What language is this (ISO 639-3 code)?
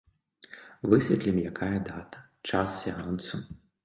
bel